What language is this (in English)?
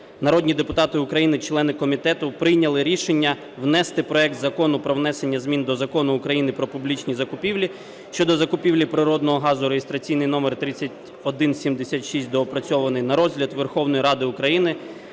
Ukrainian